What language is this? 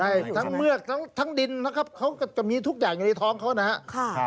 Thai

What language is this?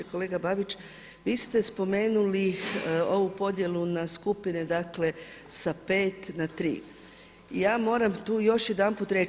Croatian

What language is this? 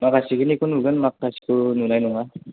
Bodo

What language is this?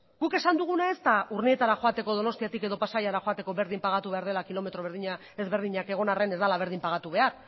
Basque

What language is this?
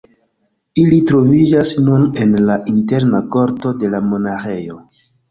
Esperanto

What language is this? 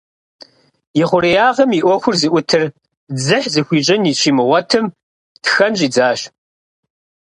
Kabardian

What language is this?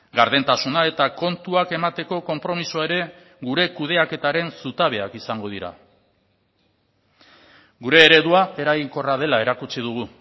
Basque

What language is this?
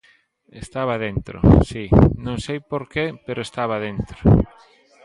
Galician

